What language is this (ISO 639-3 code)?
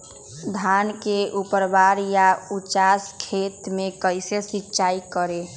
mag